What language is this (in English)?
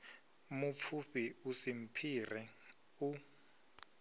Venda